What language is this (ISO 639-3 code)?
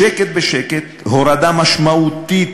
heb